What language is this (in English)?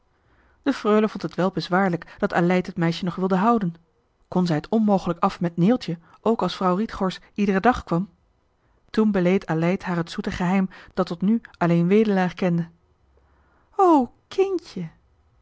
Dutch